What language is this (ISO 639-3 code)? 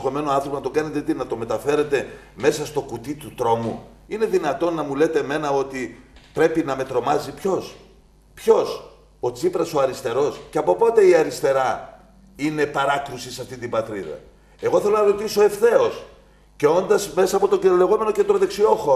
ell